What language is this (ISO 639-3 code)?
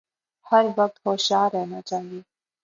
urd